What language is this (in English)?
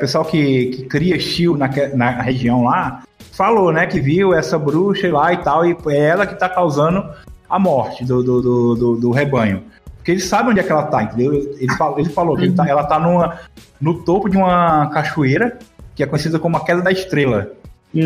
Portuguese